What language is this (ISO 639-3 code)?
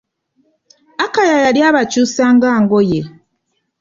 lug